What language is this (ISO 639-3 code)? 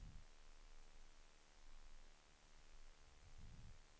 swe